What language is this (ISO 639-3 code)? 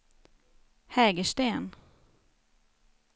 swe